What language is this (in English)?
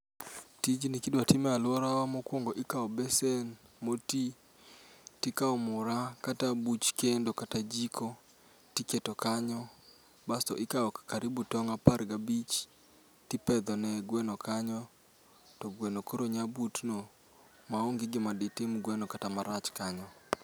Luo (Kenya and Tanzania)